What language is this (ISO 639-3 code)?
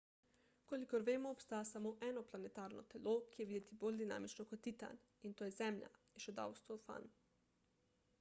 slv